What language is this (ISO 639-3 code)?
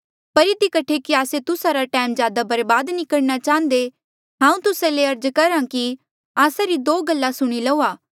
mjl